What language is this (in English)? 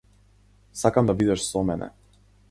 Macedonian